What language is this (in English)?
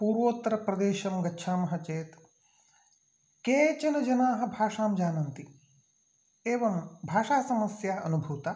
Sanskrit